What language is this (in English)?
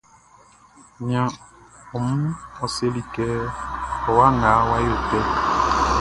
Baoulé